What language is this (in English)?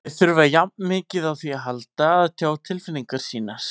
Icelandic